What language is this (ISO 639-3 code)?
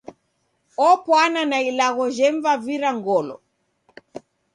dav